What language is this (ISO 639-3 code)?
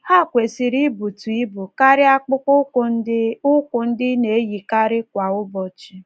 ibo